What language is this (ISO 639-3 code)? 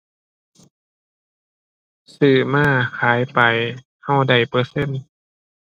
tha